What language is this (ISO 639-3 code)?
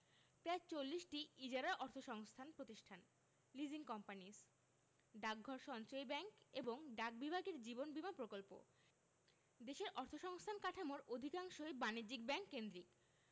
ben